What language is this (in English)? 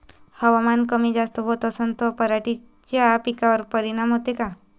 Marathi